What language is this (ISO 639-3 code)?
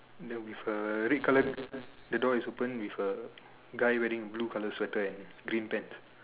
eng